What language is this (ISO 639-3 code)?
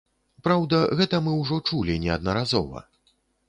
bel